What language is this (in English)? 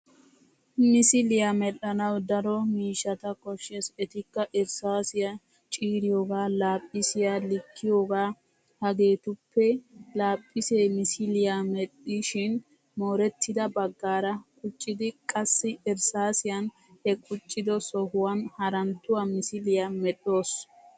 Wolaytta